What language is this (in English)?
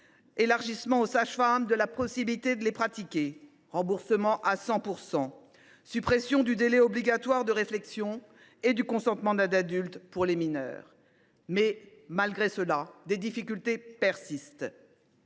French